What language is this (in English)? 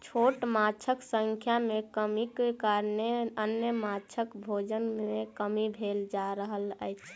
Maithili